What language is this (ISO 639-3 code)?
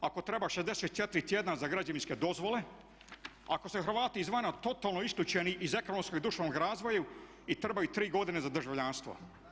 hrv